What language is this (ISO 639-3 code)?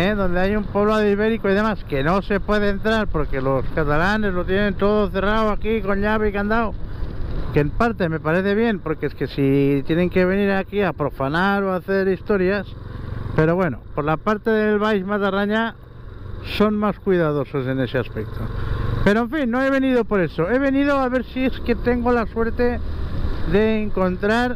spa